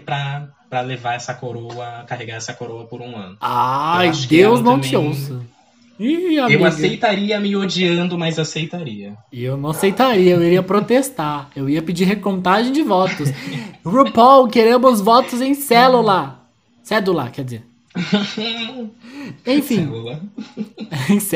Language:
Portuguese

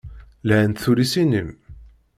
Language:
Kabyle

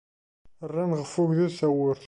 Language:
Kabyle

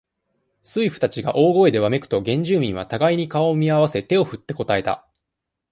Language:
Japanese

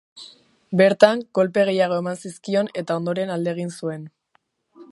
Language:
Basque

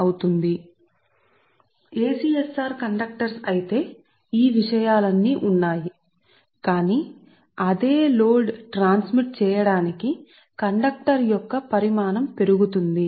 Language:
Telugu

